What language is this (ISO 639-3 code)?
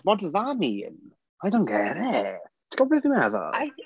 cym